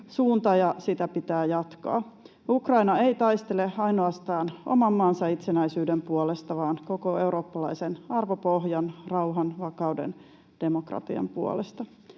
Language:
Finnish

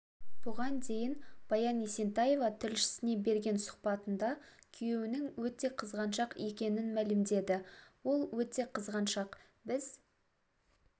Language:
Kazakh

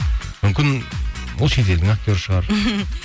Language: Kazakh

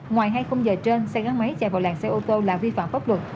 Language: Vietnamese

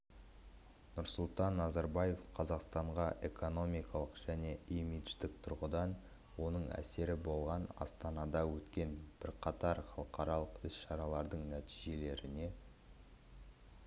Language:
Kazakh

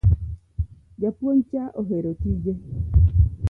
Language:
Luo (Kenya and Tanzania)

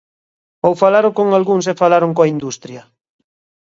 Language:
Galician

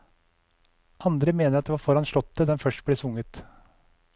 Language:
Norwegian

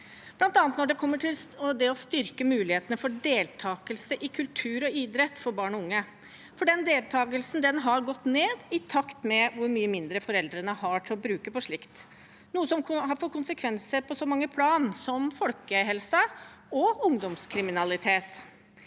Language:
Norwegian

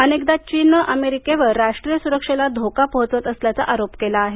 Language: Marathi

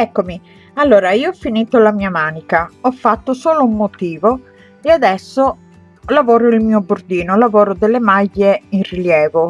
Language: Italian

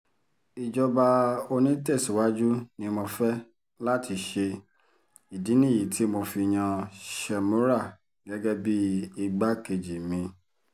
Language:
Yoruba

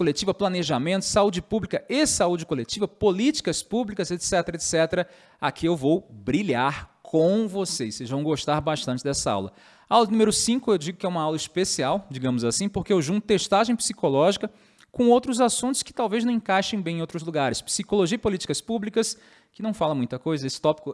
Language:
Portuguese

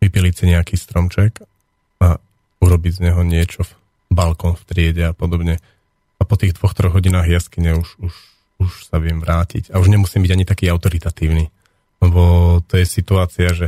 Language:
Slovak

